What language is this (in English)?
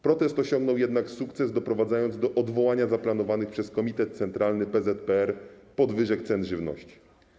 Polish